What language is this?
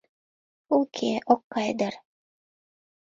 Mari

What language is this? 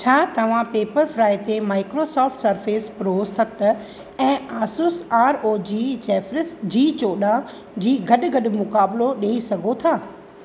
Sindhi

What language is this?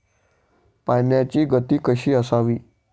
Marathi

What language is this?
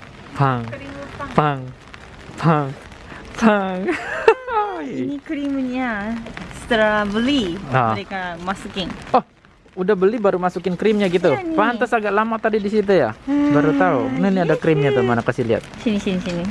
Indonesian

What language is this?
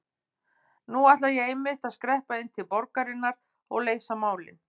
Icelandic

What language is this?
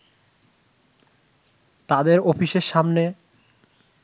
Bangla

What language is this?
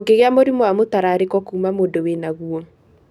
Kikuyu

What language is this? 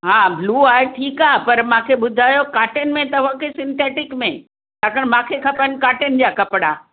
Sindhi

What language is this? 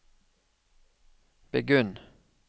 Norwegian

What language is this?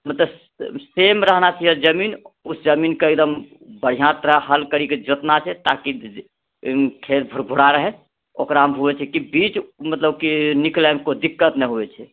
Maithili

